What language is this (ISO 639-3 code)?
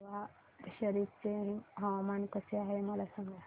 mar